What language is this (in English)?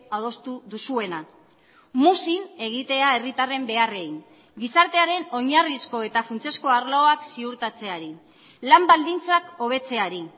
Basque